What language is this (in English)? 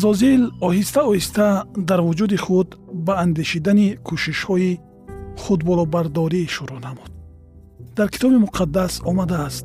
Persian